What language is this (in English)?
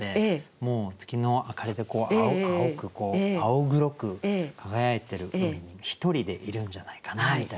Japanese